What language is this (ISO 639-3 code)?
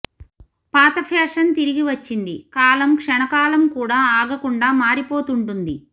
tel